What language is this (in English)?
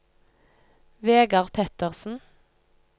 Norwegian